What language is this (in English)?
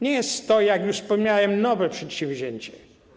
Polish